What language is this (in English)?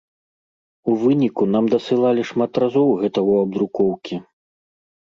Belarusian